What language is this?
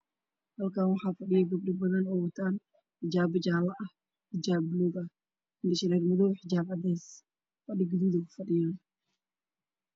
Somali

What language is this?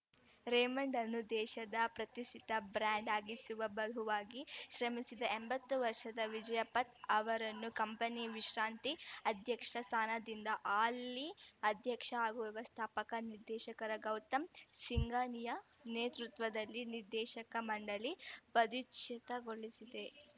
Kannada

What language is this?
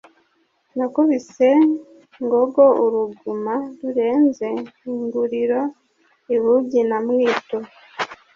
Kinyarwanda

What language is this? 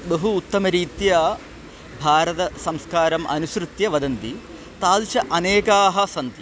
Sanskrit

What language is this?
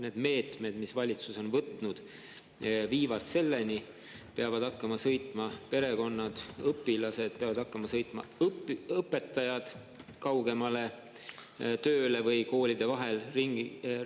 Estonian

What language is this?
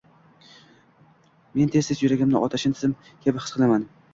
Uzbek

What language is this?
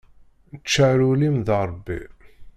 Kabyle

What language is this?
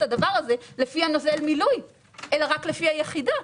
Hebrew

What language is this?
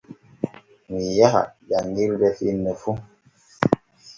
Borgu Fulfulde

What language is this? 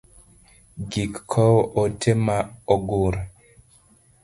Luo (Kenya and Tanzania)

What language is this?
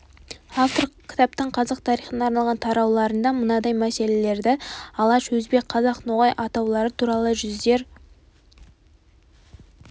Kazakh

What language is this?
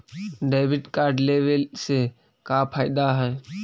Magahi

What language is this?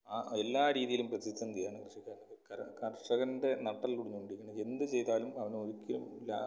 Malayalam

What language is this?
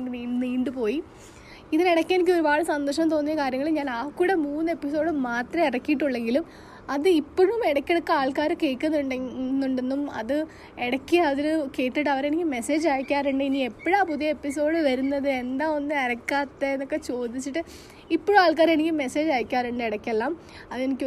Malayalam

